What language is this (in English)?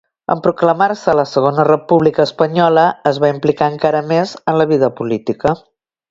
Catalan